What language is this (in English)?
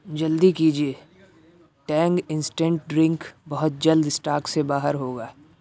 Urdu